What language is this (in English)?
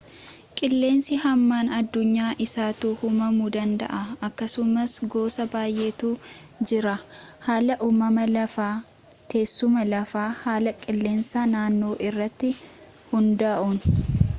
Oromo